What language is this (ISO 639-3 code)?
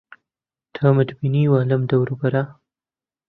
ckb